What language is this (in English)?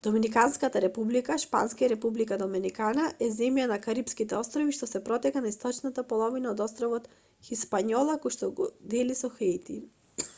Macedonian